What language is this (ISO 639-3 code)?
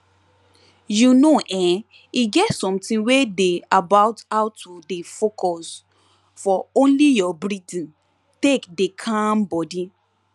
pcm